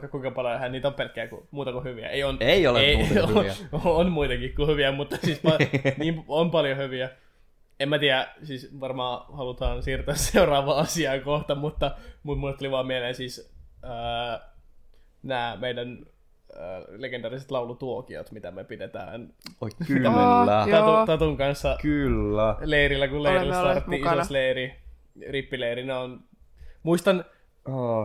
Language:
Finnish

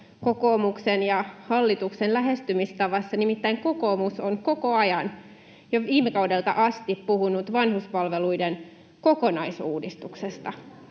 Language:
Finnish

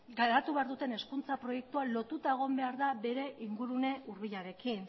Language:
Basque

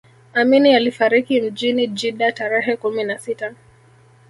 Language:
Swahili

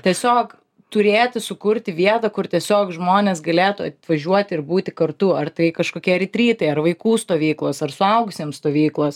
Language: Lithuanian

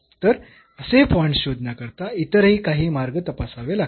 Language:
Marathi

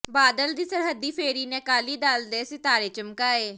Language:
Punjabi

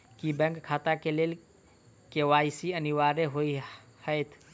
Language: Maithili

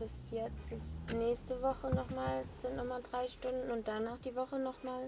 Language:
German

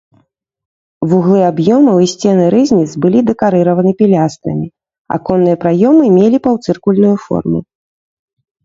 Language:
Belarusian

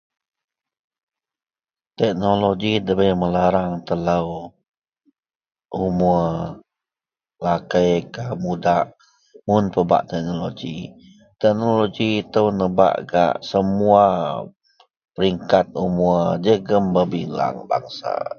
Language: Central Melanau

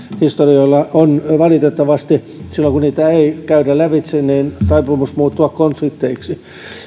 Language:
Finnish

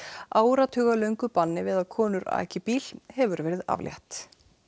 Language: Icelandic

